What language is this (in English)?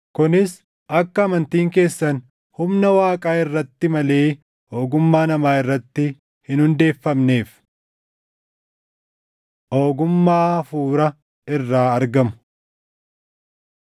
Oromo